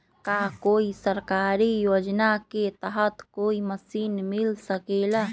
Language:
Magahi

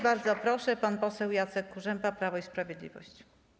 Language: Polish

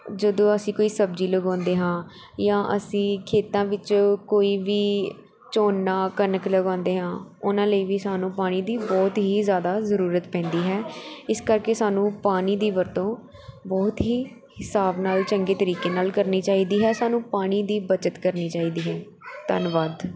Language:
Punjabi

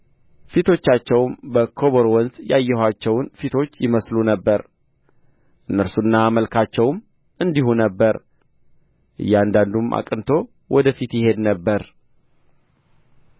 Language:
Amharic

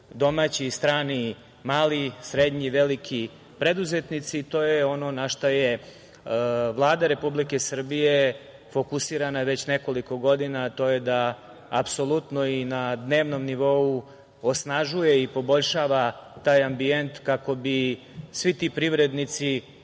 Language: Serbian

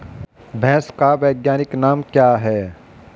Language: Hindi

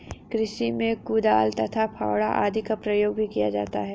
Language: Hindi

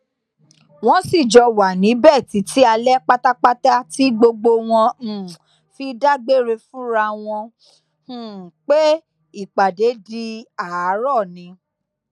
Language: Yoruba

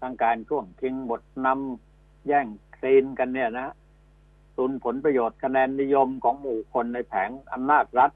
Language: Thai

